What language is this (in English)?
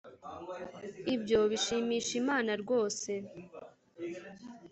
Kinyarwanda